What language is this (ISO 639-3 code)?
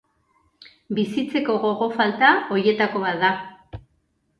eus